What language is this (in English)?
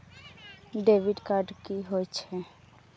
Maithili